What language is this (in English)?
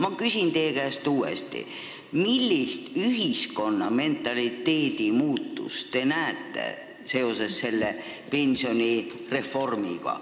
Estonian